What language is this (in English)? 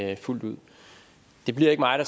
Danish